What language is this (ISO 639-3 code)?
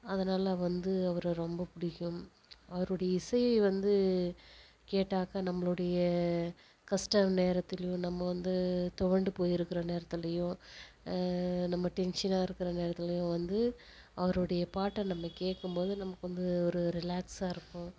tam